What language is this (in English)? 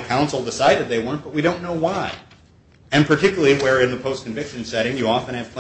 English